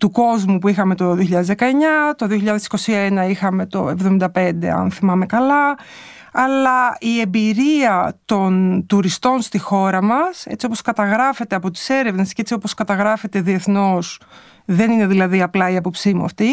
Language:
Greek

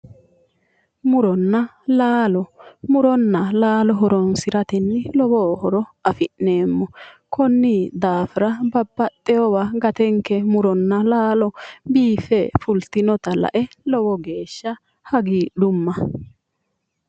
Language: Sidamo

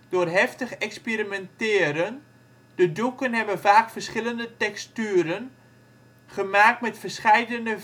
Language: Dutch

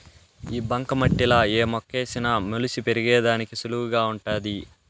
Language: Telugu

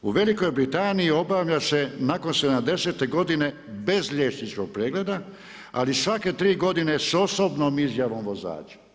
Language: Croatian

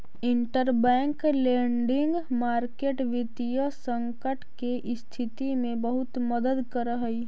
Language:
Magahi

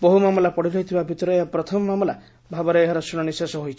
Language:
Odia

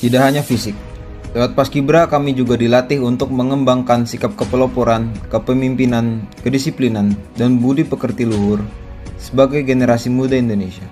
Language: Indonesian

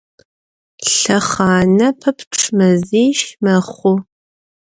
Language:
Adyghe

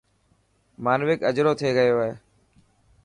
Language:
Dhatki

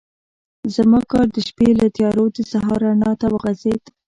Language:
Pashto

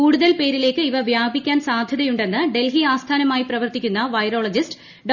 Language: Malayalam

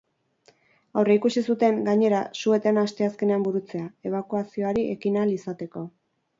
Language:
Basque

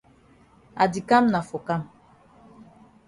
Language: Cameroon Pidgin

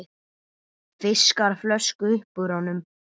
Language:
Icelandic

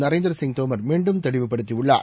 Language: Tamil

